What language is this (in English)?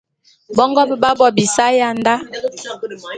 Bulu